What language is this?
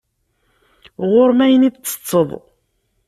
Kabyle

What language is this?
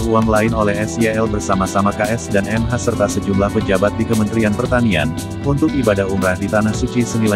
Indonesian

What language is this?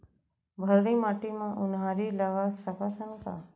Chhattisgarhi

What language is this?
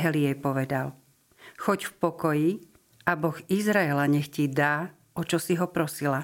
Slovak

